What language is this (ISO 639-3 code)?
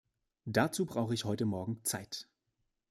deu